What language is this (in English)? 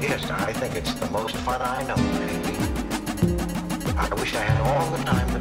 English